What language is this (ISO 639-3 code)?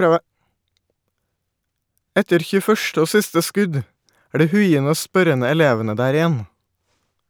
nor